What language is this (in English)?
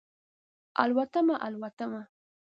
Pashto